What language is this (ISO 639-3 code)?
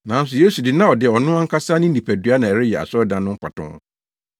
aka